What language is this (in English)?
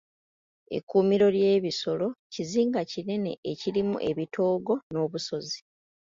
Ganda